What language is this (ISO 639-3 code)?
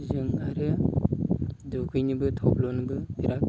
brx